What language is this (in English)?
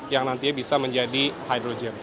Indonesian